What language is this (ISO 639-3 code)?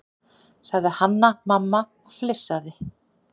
isl